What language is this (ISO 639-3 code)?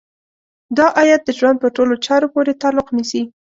pus